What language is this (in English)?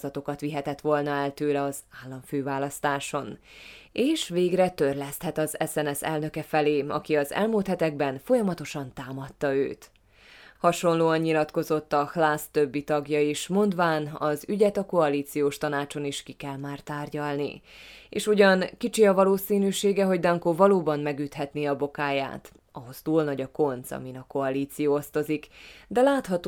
Hungarian